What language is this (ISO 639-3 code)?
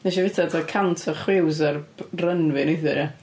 cym